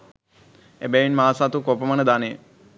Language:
Sinhala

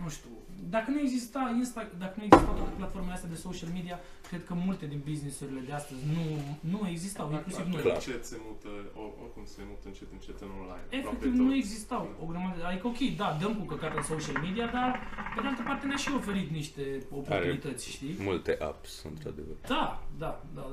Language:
Romanian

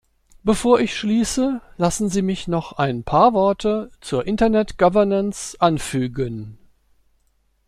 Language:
German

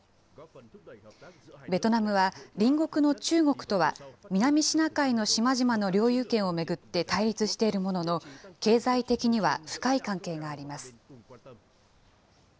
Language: Japanese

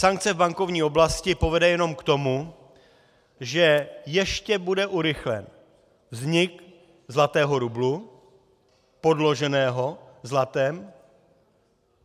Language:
Czech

